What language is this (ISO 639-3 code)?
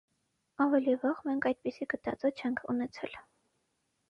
hye